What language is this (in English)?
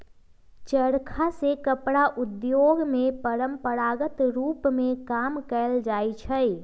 Magahi